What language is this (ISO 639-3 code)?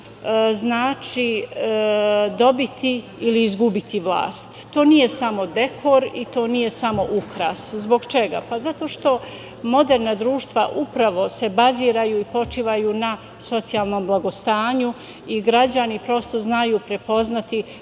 srp